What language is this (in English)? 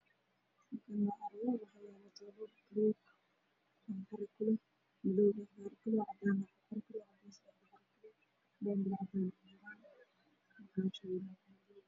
Somali